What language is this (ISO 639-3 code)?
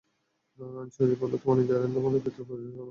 ben